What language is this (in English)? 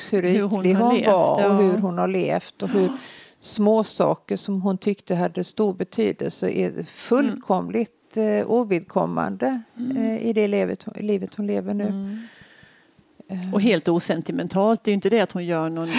Swedish